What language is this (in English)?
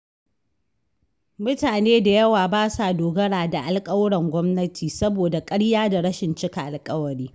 Hausa